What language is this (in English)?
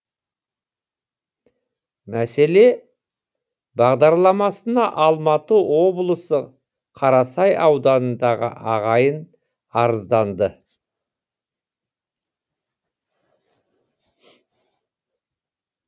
Kazakh